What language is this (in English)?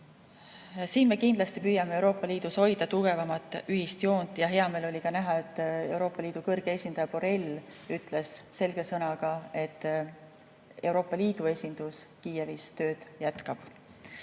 Estonian